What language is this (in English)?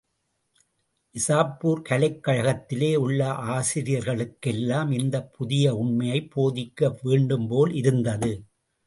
Tamil